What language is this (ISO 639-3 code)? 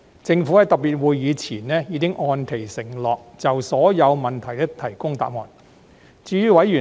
yue